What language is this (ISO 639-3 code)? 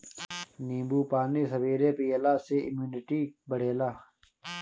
bho